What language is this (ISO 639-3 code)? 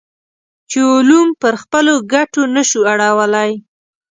pus